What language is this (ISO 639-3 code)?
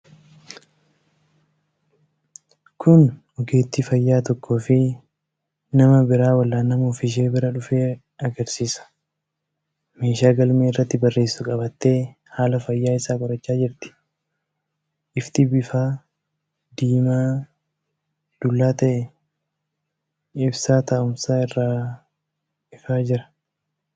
orm